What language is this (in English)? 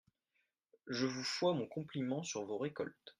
French